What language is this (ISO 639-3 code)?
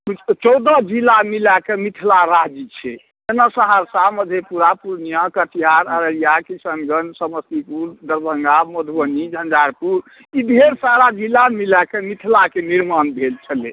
mai